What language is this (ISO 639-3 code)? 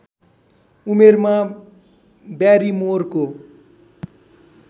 nep